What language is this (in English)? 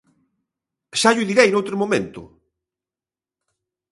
Galician